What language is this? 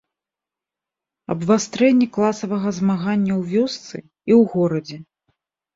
Belarusian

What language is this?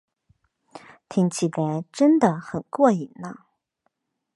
Chinese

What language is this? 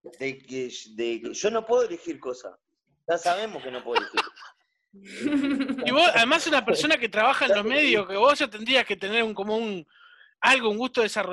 Spanish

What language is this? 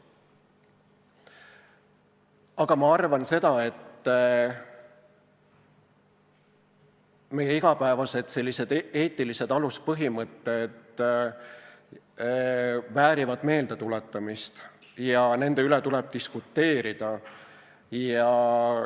Estonian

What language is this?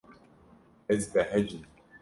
Kurdish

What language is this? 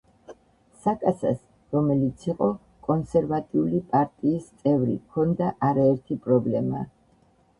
Georgian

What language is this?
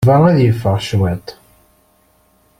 Kabyle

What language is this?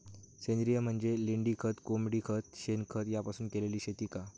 Marathi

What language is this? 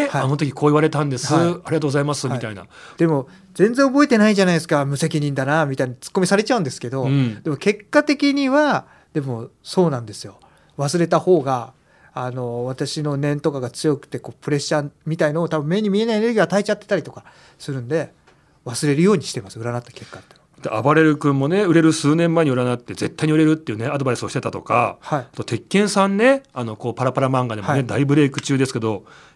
Japanese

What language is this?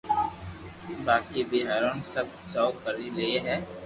Loarki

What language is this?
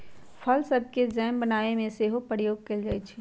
Magahi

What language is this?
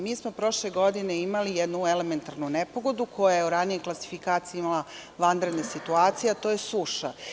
Serbian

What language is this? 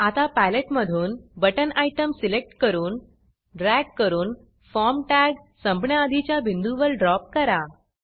Marathi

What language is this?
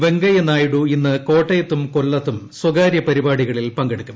Malayalam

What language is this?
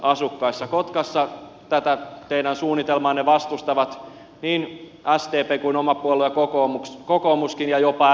Finnish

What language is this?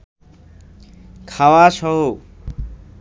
Bangla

